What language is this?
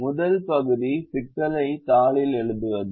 Tamil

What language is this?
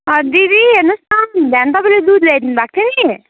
Nepali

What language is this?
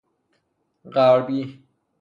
Persian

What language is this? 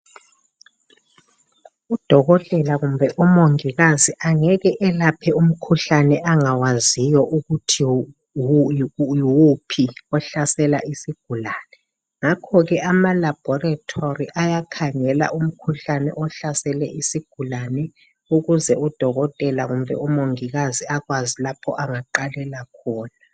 North Ndebele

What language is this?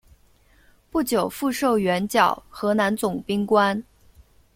Chinese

